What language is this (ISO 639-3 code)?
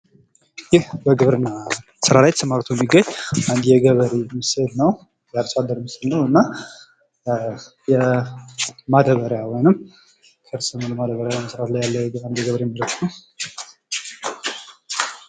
amh